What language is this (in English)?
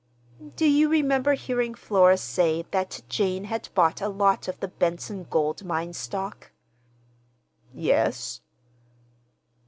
English